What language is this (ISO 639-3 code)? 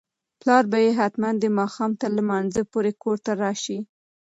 pus